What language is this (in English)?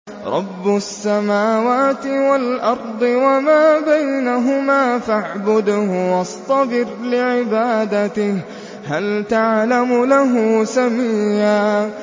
Arabic